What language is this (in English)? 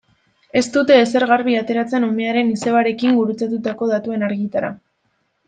Basque